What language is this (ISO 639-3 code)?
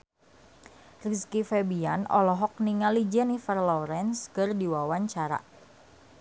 sun